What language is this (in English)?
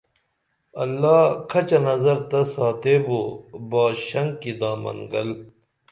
Dameli